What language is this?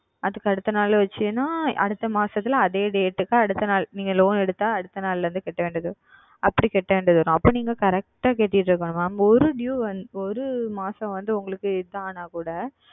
Tamil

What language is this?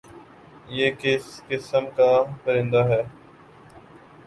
Urdu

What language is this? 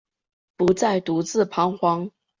Chinese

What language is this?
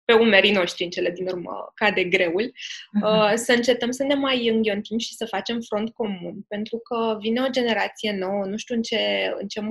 Romanian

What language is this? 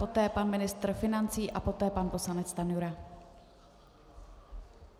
Czech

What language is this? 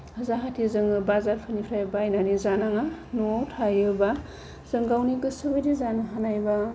Bodo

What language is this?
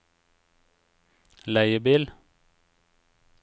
Norwegian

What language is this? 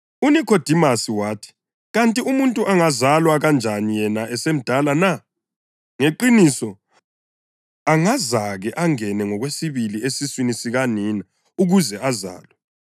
North Ndebele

